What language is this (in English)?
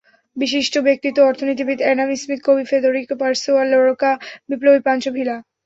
Bangla